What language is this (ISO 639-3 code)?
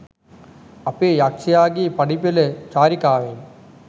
sin